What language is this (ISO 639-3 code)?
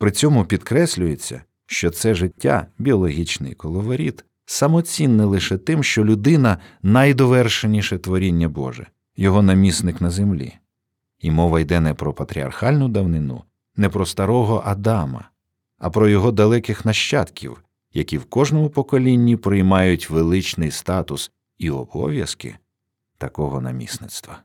ukr